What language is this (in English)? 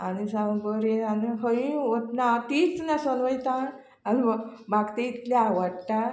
Konkani